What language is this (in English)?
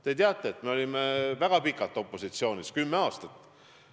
Estonian